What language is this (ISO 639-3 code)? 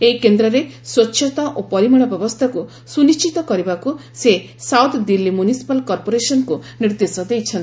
ori